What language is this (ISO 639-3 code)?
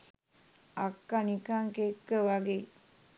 sin